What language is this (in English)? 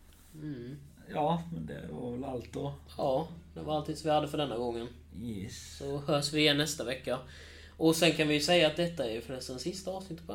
Swedish